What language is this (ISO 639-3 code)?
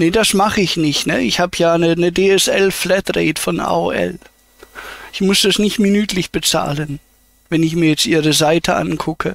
deu